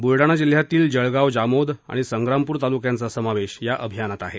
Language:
Marathi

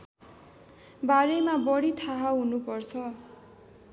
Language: Nepali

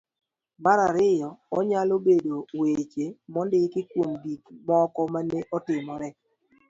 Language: Luo (Kenya and Tanzania)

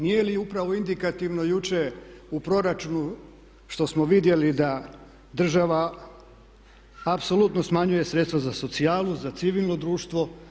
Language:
Croatian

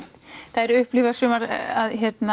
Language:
Icelandic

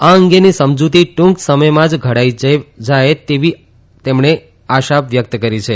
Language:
Gujarati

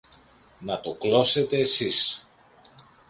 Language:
Greek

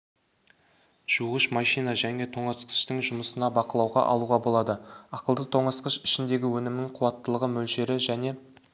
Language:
Kazakh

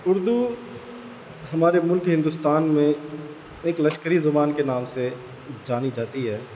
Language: Urdu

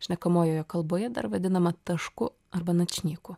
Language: Lithuanian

